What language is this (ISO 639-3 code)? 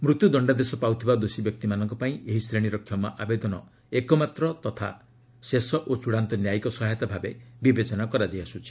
ori